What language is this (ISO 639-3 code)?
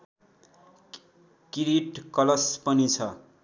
nep